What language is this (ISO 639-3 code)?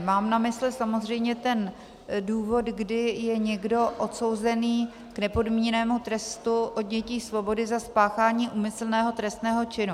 ces